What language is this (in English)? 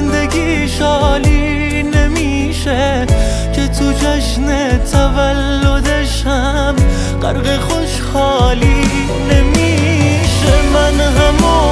Persian